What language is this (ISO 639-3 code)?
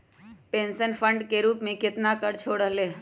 mag